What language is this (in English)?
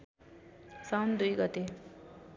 Nepali